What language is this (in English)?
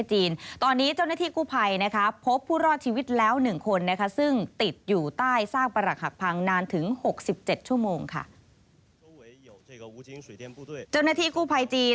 Thai